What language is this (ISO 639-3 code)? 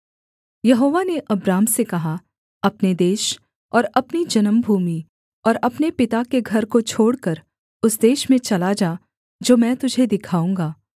hin